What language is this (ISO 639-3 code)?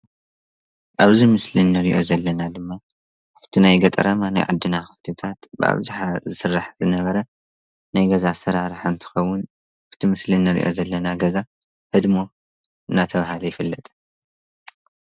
tir